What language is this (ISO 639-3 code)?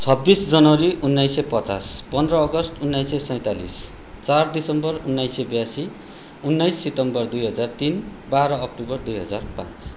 nep